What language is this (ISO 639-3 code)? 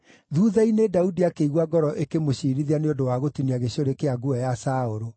kik